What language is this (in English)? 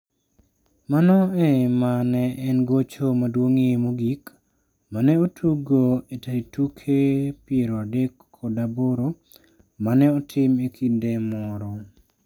Luo (Kenya and Tanzania)